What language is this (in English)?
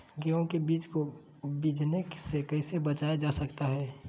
Magahi